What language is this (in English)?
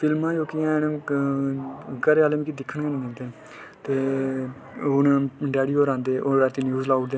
Dogri